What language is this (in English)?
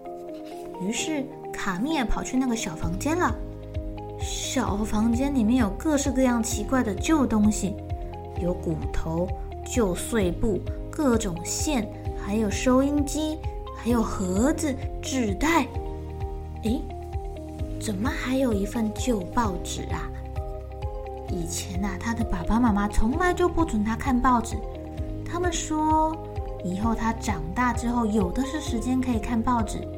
Chinese